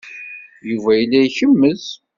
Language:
Kabyle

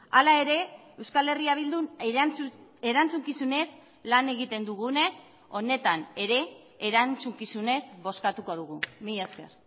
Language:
Basque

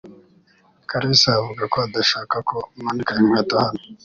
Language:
Kinyarwanda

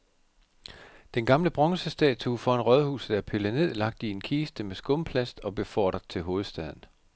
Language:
Danish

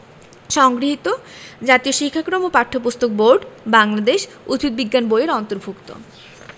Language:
Bangla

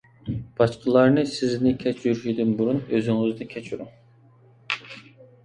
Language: Uyghur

